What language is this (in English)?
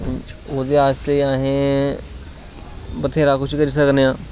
Dogri